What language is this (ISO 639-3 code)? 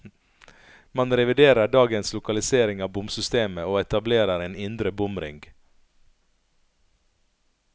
nor